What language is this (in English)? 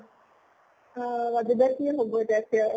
Assamese